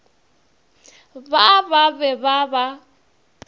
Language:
Northern Sotho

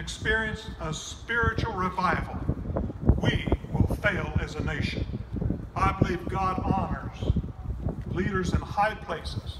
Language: English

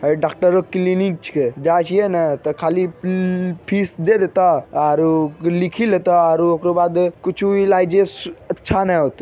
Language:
Magahi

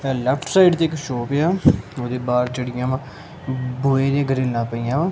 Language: Punjabi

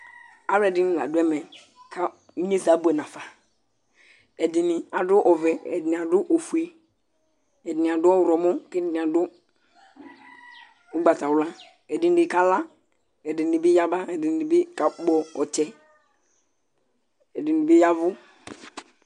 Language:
Ikposo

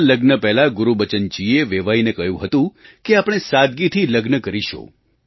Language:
Gujarati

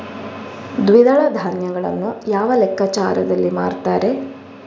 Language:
Kannada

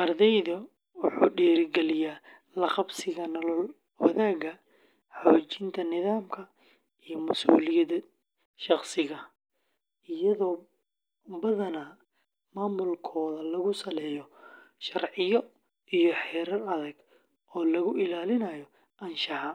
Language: Somali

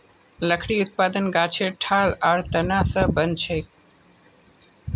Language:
Magahi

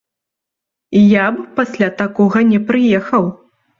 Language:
Belarusian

